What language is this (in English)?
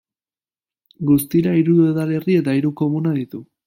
Basque